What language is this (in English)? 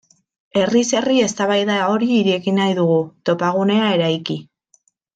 Basque